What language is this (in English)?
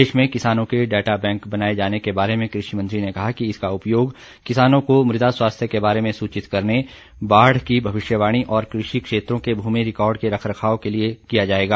Hindi